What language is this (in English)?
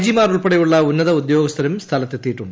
Malayalam